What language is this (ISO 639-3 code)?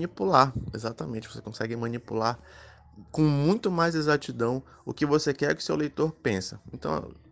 por